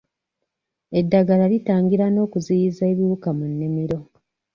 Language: Ganda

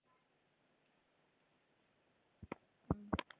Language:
Tamil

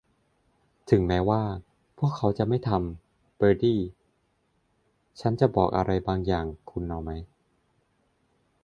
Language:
Thai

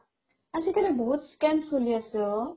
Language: Assamese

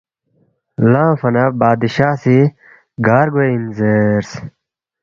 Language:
Balti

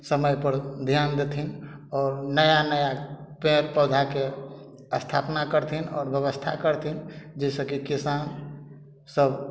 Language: Maithili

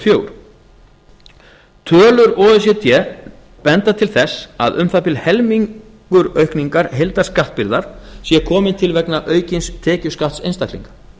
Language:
Icelandic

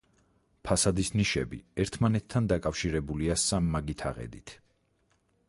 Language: Georgian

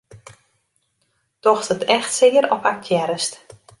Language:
Western Frisian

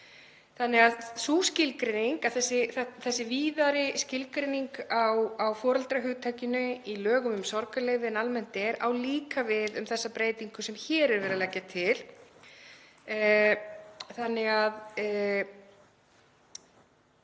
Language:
Icelandic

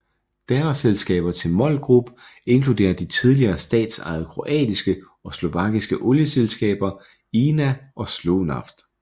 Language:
Danish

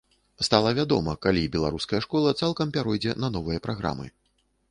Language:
Belarusian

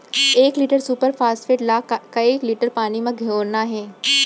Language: Chhattisgarhi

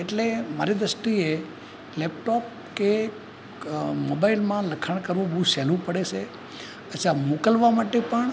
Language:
Gujarati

